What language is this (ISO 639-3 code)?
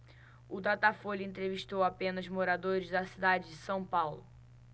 por